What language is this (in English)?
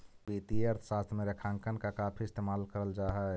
Magahi